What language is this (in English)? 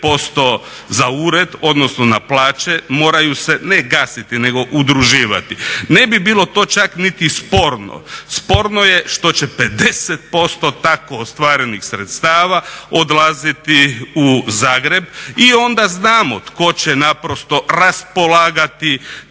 Croatian